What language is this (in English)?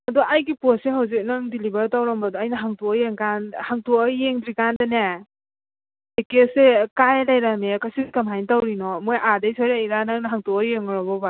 Manipuri